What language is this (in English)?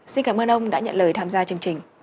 Vietnamese